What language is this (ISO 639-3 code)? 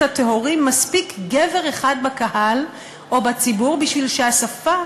heb